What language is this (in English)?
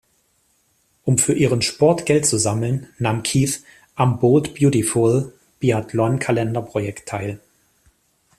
German